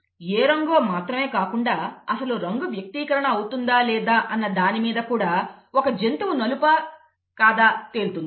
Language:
Telugu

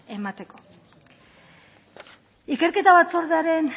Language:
Basque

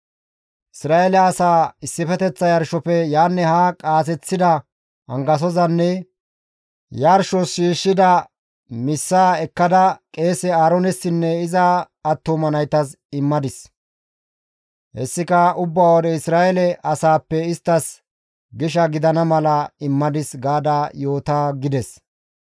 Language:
Gamo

